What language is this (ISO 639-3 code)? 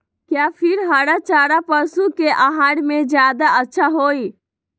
mag